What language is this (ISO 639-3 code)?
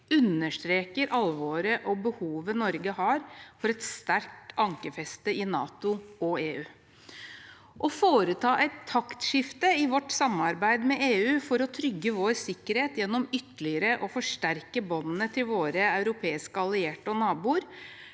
nor